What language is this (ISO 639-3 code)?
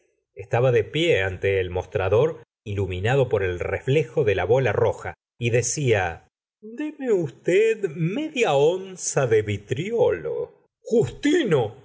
spa